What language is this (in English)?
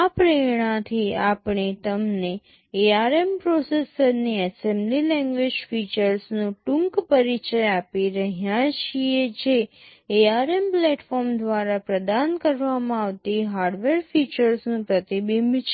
Gujarati